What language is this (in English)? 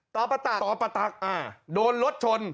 Thai